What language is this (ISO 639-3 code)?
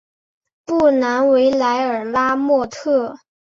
zho